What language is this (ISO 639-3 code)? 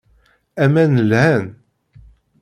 kab